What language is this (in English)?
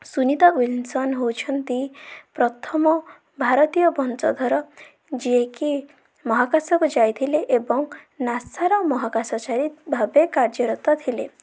Odia